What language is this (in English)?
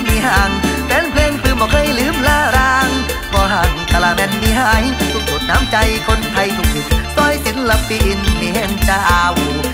Thai